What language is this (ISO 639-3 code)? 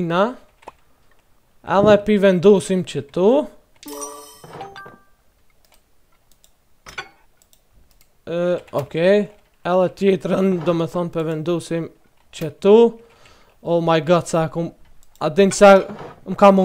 ron